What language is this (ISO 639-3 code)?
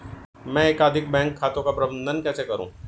hin